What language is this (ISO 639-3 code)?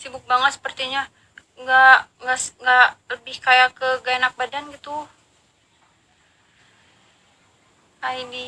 ind